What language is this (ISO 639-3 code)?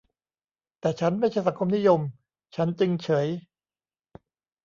tha